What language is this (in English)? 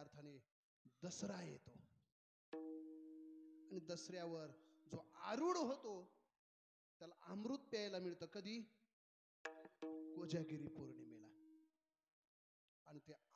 Arabic